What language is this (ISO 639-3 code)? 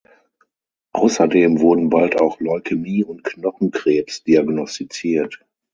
deu